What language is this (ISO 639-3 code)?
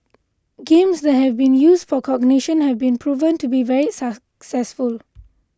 eng